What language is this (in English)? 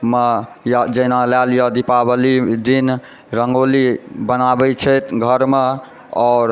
Maithili